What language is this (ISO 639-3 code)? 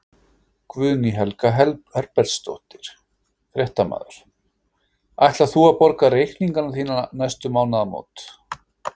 isl